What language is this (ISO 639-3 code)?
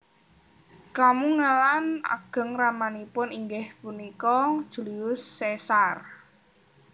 jav